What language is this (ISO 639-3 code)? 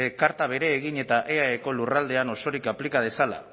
eus